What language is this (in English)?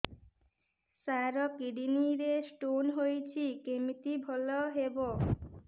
Odia